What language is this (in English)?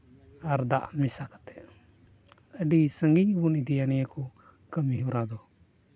Santali